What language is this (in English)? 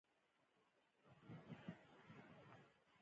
Pashto